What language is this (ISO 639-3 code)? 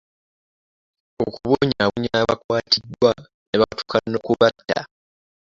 lug